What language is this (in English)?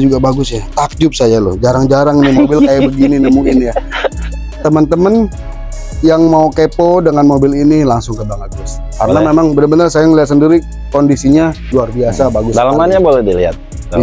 Indonesian